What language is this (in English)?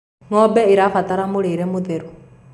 Kikuyu